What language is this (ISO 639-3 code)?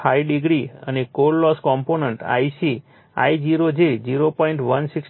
guj